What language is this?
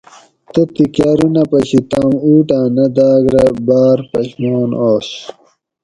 Gawri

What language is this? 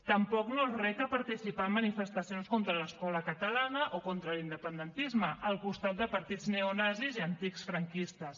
Catalan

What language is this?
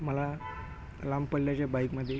Marathi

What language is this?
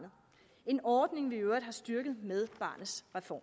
Danish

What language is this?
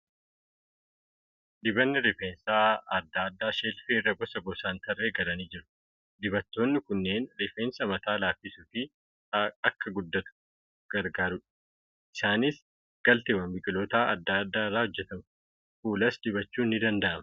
Oromo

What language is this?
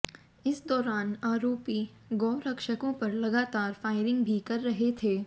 Hindi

